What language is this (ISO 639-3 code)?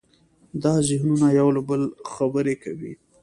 pus